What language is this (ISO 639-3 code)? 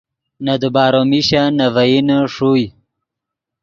ydg